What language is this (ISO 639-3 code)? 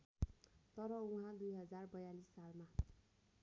nep